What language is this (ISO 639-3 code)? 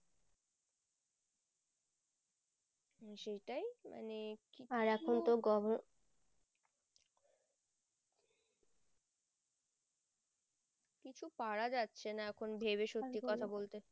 ben